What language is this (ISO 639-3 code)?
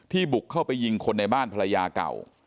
tha